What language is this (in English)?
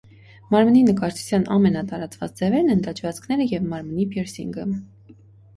Armenian